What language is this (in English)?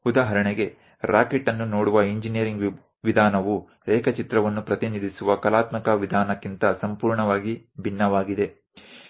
Gujarati